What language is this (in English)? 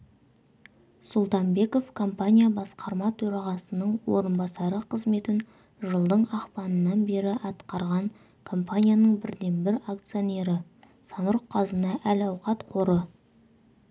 Kazakh